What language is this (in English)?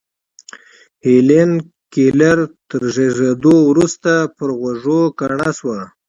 Pashto